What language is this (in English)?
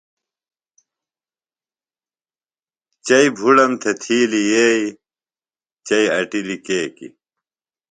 Phalura